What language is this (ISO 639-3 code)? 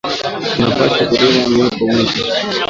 swa